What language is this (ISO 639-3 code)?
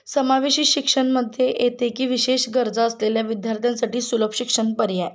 mar